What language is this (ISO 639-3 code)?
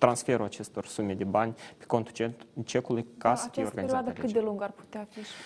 ron